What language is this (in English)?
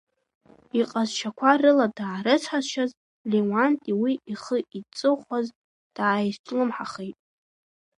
Abkhazian